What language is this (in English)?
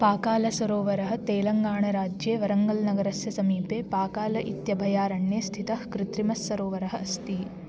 Sanskrit